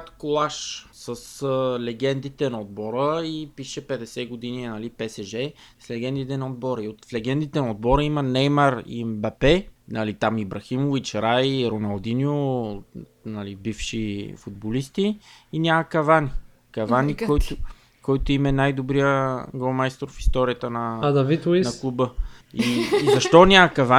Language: Bulgarian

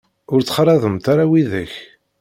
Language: Kabyle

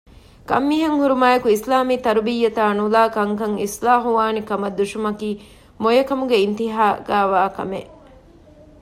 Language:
Divehi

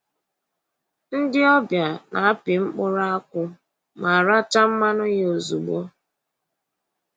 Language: Igbo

